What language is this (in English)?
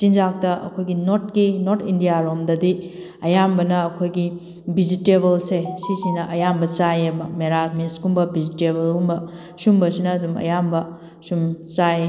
Manipuri